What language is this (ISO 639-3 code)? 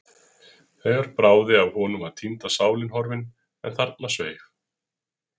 isl